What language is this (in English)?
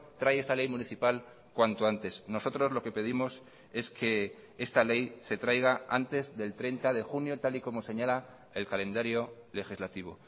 Spanish